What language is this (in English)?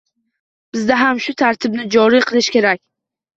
Uzbek